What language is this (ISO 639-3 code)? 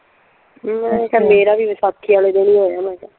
pan